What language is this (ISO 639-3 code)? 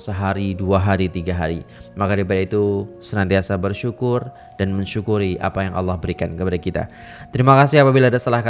ind